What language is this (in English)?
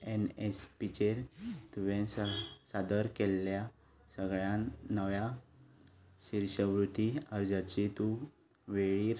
Konkani